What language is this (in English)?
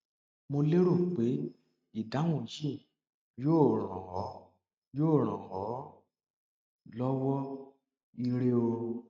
Yoruba